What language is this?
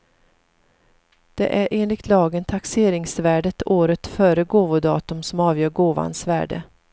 Swedish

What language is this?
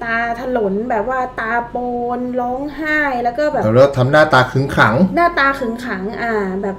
Thai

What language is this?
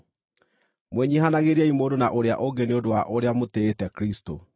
Kikuyu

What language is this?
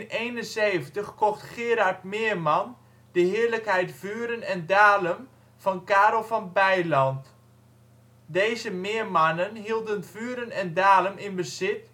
Dutch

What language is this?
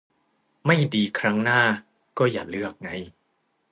Thai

